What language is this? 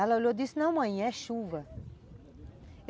Portuguese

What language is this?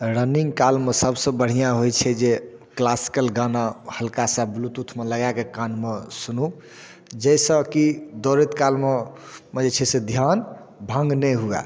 Maithili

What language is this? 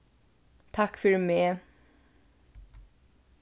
Faroese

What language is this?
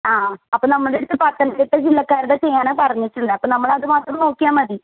Malayalam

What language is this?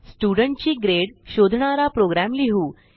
Marathi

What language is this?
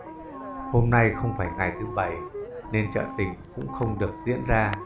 Vietnamese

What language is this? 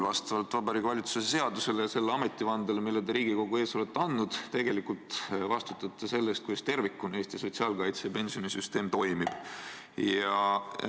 Estonian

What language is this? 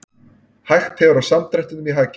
Icelandic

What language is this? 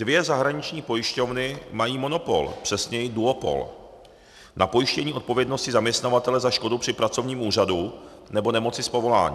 Czech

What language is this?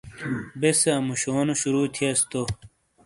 Shina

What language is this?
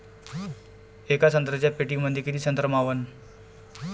Marathi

